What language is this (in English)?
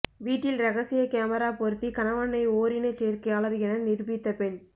Tamil